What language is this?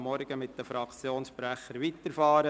Swiss German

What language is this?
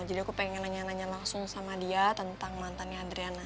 Indonesian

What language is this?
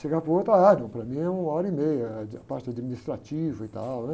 Portuguese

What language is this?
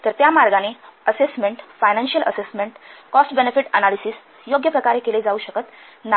Marathi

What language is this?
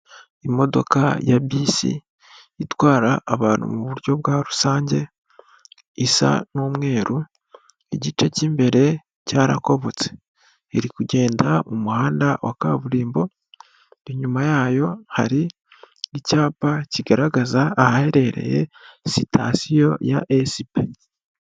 Kinyarwanda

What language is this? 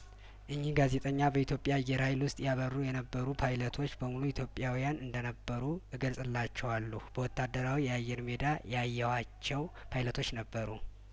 Amharic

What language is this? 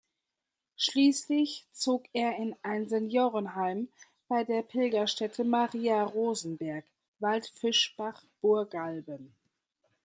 German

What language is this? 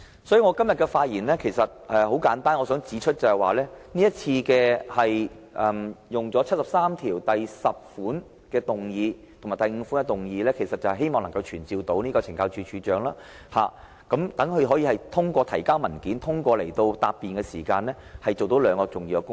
Cantonese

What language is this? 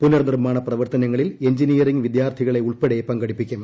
Malayalam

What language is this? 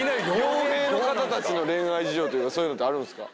Japanese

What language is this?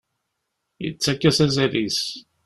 Kabyle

